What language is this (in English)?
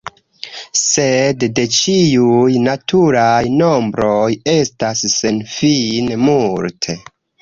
Esperanto